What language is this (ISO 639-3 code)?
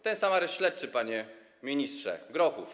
pol